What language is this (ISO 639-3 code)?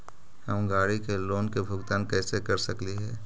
mag